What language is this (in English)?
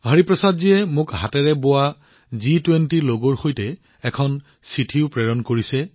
Assamese